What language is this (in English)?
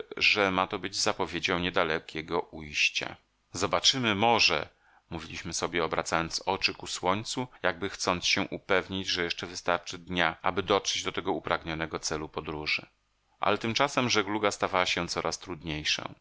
Polish